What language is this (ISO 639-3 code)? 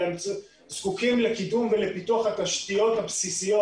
heb